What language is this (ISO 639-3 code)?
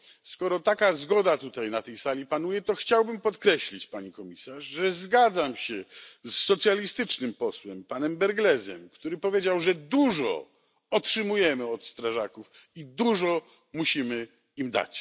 pol